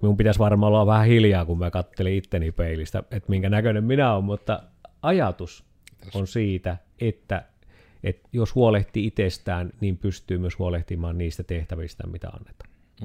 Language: Finnish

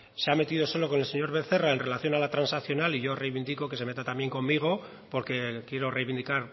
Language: Spanish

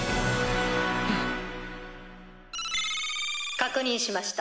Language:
Japanese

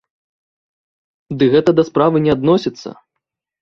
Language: Belarusian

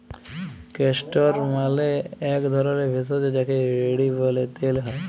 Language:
Bangla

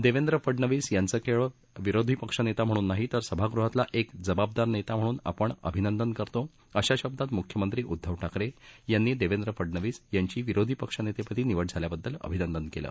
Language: Marathi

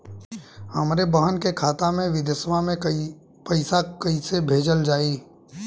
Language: Bhojpuri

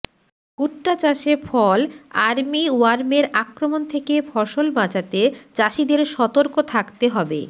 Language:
Bangla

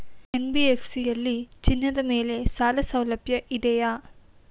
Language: Kannada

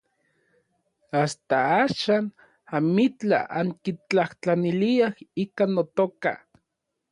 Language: Orizaba Nahuatl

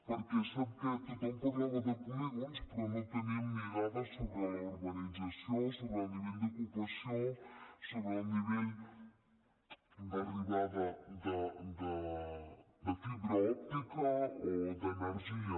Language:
Catalan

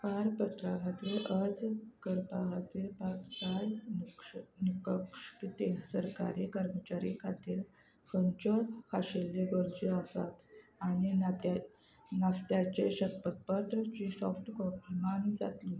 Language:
Konkani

